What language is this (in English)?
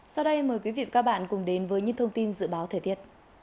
Vietnamese